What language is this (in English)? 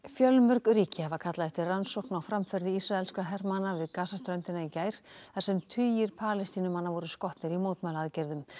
Icelandic